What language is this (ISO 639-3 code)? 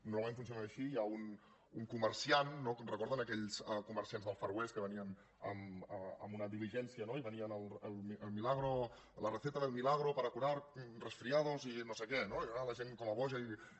cat